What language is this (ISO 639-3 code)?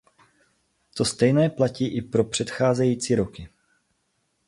ces